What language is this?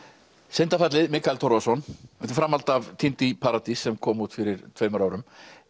Icelandic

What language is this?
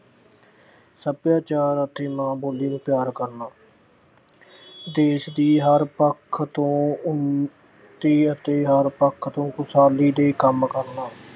Punjabi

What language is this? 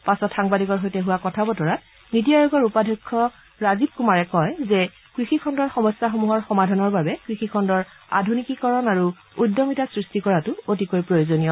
Assamese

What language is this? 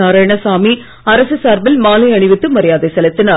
Tamil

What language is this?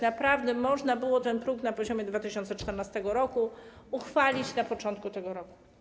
Polish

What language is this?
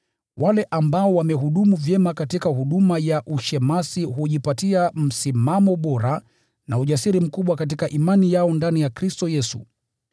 Swahili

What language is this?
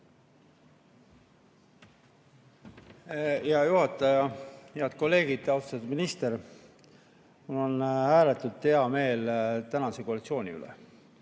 Estonian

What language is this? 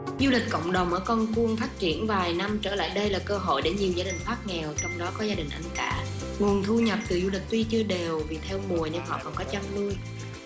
Vietnamese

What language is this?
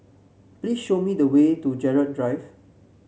English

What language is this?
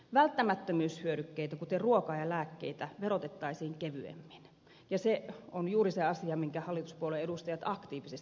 Finnish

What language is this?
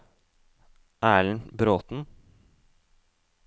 Norwegian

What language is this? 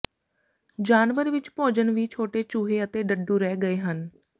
Punjabi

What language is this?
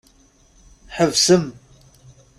Kabyle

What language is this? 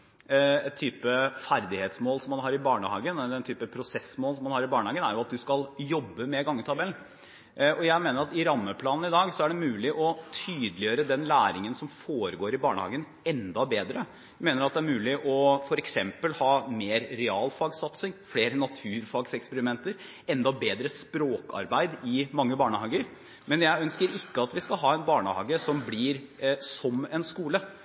Norwegian Bokmål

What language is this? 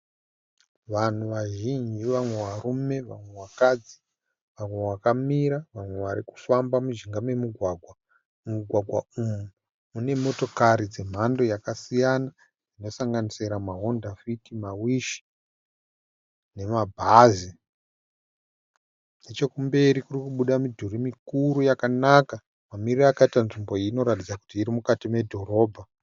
Shona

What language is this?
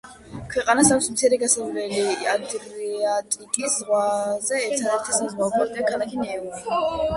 Georgian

